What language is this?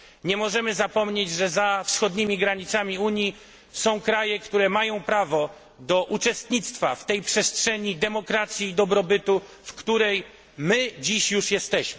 Polish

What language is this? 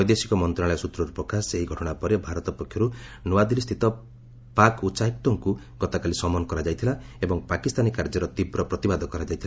Odia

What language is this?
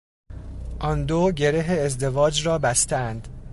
Persian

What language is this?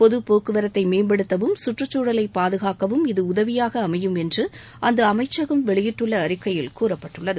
Tamil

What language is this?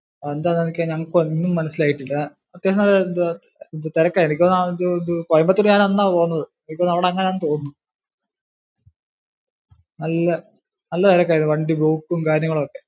Malayalam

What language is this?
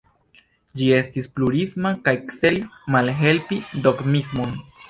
Esperanto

